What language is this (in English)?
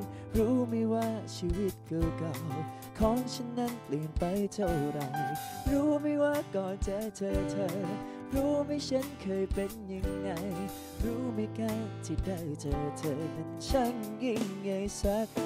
Thai